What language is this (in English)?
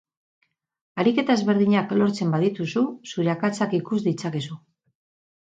Basque